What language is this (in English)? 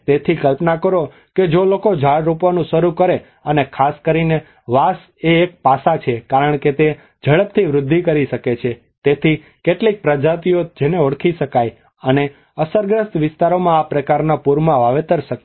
Gujarati